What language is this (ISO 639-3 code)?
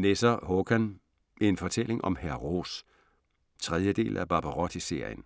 dan